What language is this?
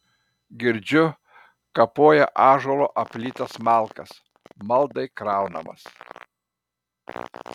Lithuanian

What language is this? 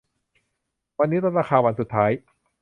Thai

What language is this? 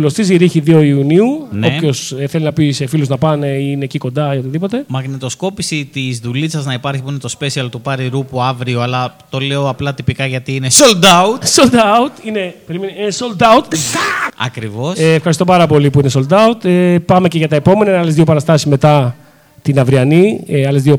Greek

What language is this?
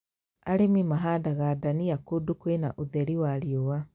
Kikuyu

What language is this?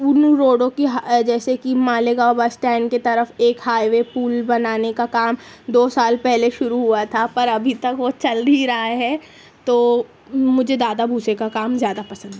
Urdu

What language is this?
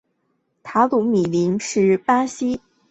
Chinese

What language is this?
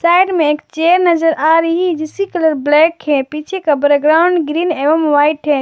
Hindi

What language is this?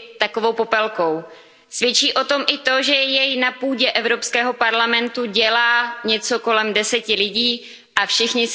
Czech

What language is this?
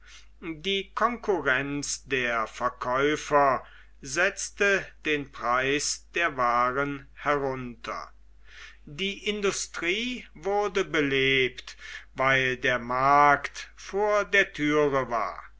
German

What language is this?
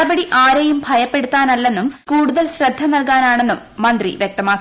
Malayalam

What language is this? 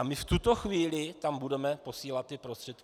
Czech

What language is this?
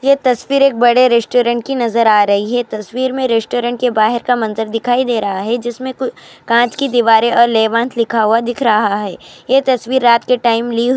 Urdu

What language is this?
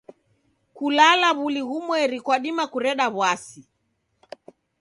Taita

